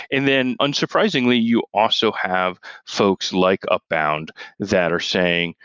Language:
English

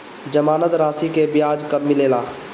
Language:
Bhojpuri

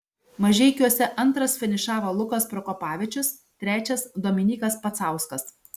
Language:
Lithuanian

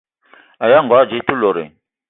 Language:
Eton (Cameroon)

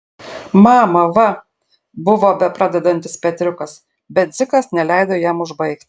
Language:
Lithuanian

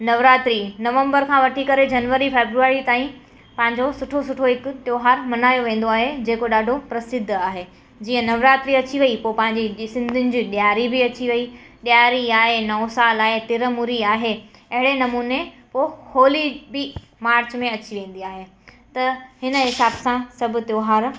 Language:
Sindhi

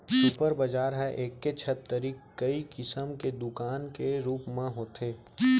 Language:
Chhattisgarhi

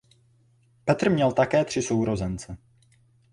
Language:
Czech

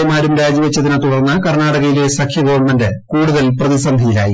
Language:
Malayalam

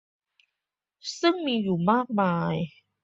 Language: Thai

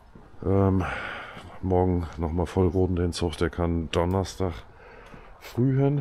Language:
German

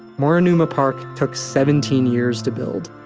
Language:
English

